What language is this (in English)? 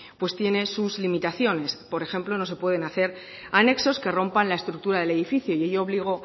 Spanish